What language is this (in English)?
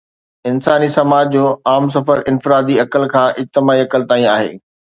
Sindhi